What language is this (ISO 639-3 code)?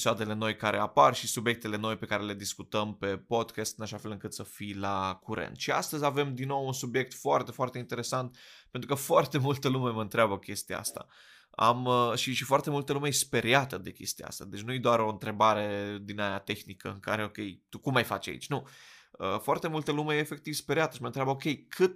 ron